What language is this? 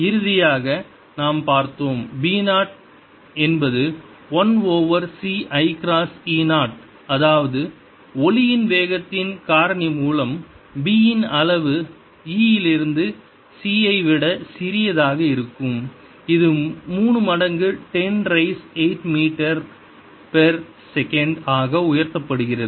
Tamil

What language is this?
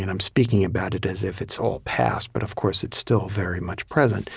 English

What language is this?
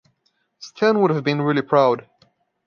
English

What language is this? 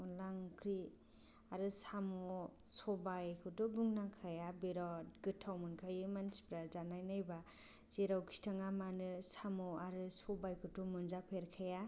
Bodo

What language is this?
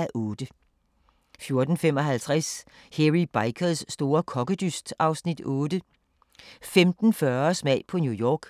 Danish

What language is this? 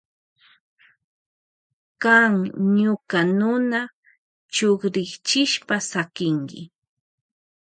Loja Highland Quichua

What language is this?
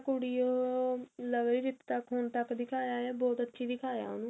Punjabi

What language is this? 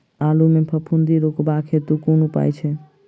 Maithili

